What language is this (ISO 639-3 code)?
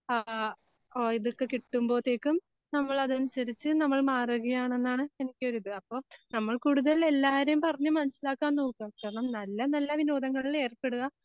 mal